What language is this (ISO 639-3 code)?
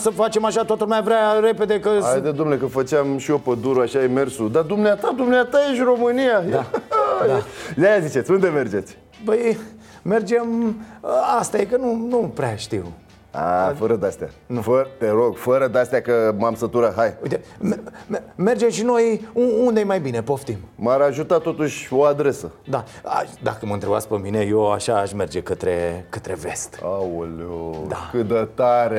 ron